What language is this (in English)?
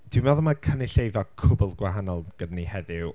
Welsh